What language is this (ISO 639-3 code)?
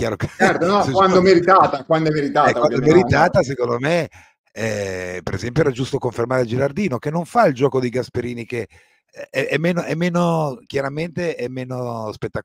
ita